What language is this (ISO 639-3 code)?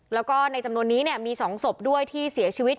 tha